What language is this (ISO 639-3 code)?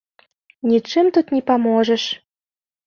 bel